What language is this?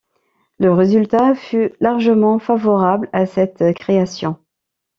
French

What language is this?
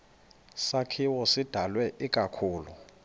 Xhosa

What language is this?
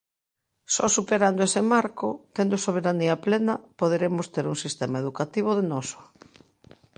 Galician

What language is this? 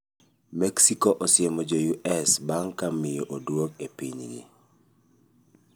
Luo (Kenya and Tanzania)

